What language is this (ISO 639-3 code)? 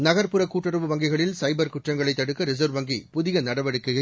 tam